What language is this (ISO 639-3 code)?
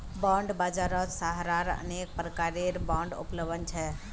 mag